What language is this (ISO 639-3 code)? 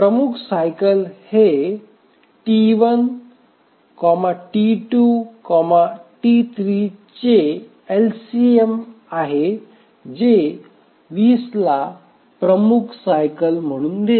mar